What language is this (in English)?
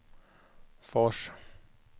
Swedish